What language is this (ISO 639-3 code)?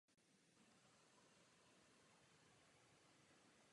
ces